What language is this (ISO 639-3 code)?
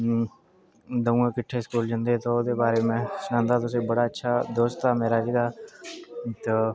doi